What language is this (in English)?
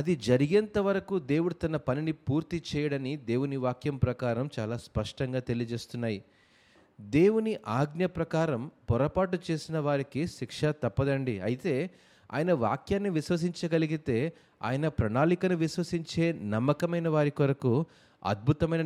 Telugu